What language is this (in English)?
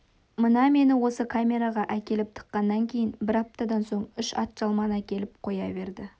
Kazakh